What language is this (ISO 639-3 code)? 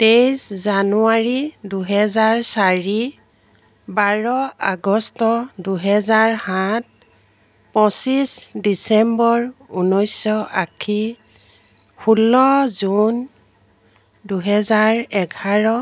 asm